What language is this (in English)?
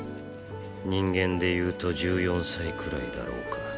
Japanese